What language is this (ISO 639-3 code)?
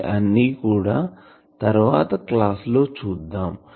tel